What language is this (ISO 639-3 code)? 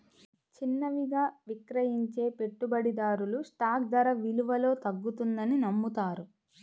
tel